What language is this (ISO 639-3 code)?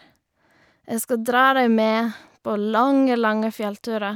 nor